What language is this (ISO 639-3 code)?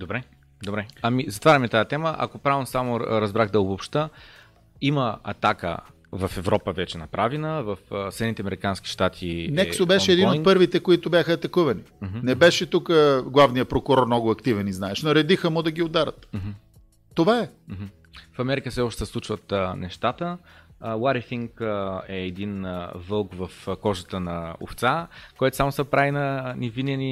bul